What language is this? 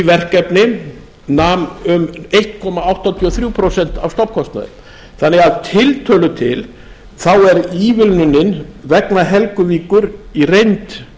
Icelandic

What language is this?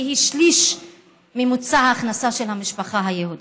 Hebrew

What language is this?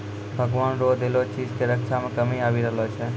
Maithili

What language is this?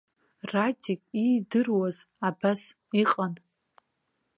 Abkhazian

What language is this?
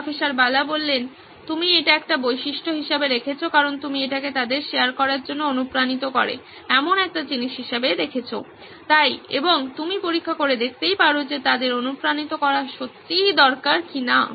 Bangla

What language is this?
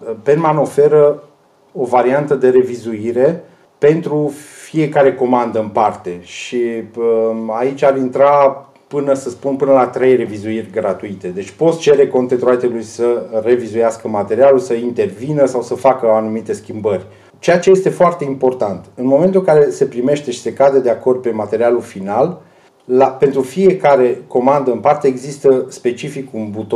Romanian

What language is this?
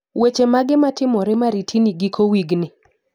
Luo (Kenya and Tanzania)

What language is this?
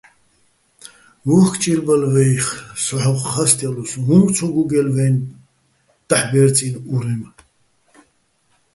Bats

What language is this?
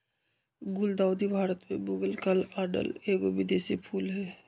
Magahi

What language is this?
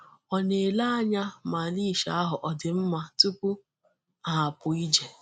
Igbo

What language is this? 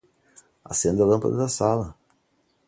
Portuguese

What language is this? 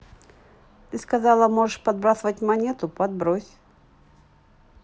Russian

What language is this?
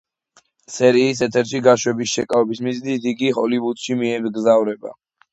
Georgian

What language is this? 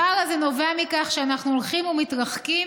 Hebrew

